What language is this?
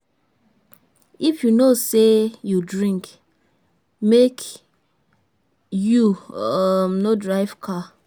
Nigerian Pidgin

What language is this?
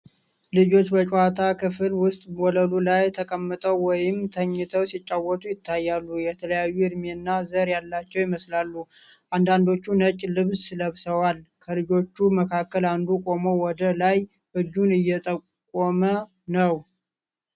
Amharic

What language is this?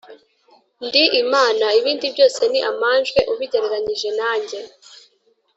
Kinyarwanda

